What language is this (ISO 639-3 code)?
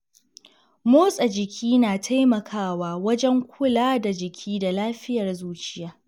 hau